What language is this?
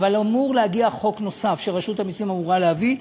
Hebrew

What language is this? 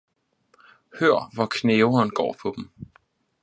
Danish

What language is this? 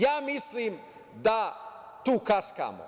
Serbian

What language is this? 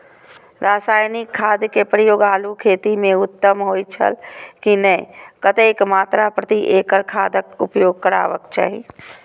Maithili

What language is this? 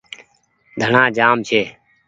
Goaria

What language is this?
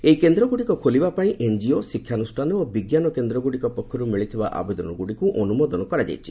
Odia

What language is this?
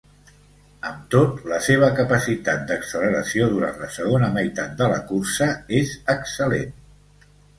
Catalan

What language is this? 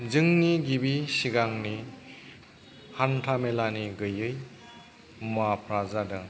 Bodo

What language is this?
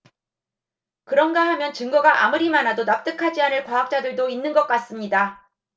Korean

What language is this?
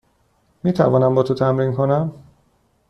Persian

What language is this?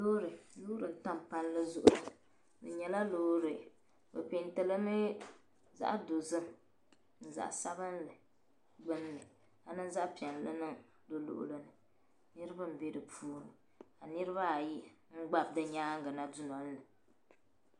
Dagbani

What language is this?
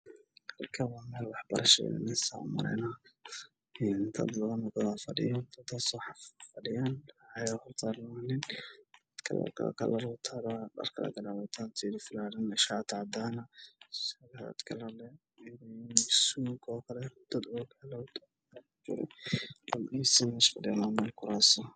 Somali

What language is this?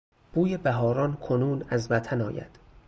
Persian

